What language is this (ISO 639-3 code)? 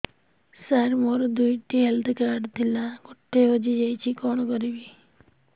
ori